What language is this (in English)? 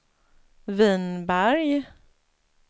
Swedish